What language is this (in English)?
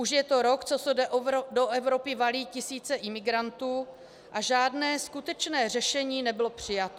Czech